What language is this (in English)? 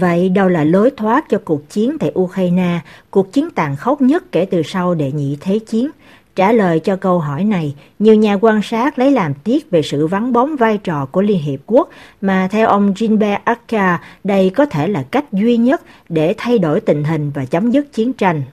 Vietnamese